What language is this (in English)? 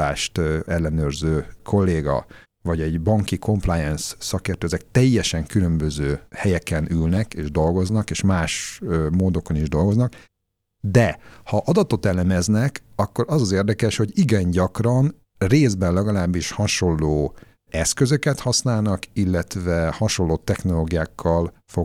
Hungarian